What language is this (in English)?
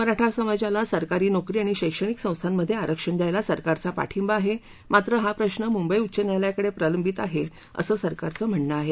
Marathi